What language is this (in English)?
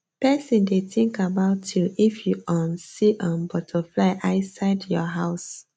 Nigerian Pidgin